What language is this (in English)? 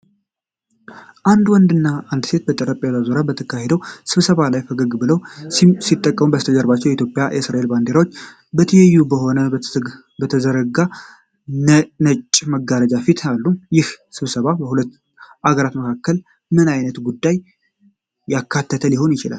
Amharic